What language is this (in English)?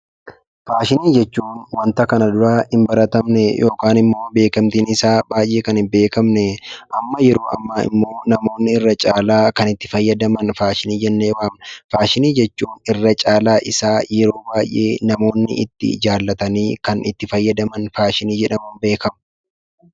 Oromo